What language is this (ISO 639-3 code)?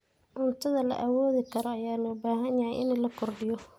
som